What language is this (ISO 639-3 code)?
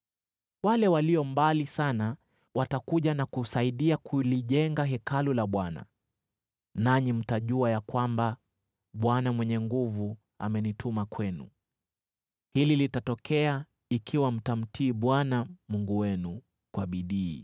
swa